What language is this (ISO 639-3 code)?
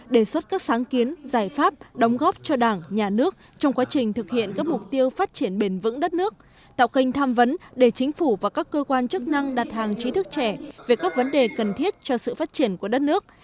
vie